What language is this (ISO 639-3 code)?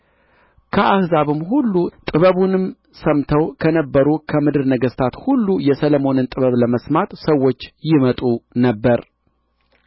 amh